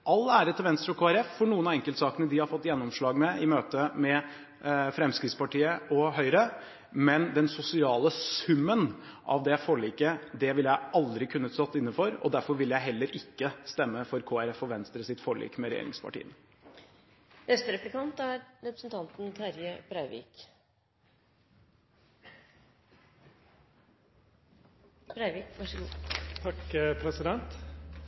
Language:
Norwegian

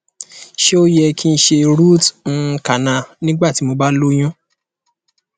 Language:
Yoruba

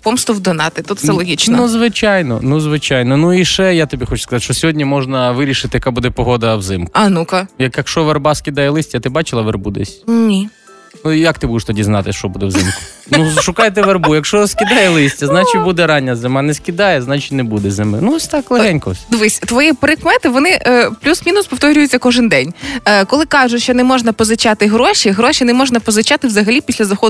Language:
Ukrainian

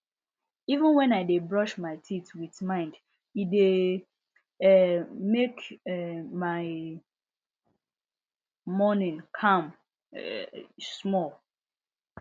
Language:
Nigerian Pidgin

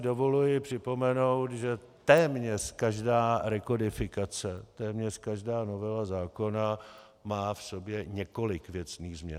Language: Czech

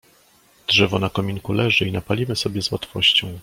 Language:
Polish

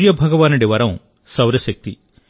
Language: Telugu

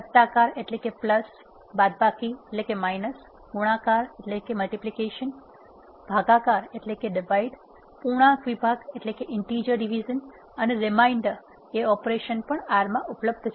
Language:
Gujarati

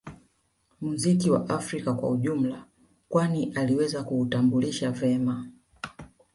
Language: Swahili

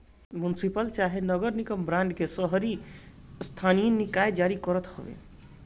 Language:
Bhojpuri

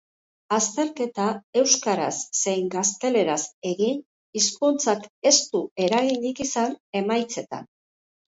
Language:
Basque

